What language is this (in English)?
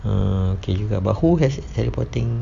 English